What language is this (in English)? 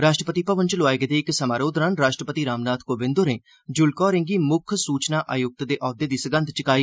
Dogri